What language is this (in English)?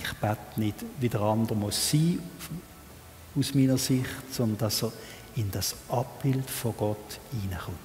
German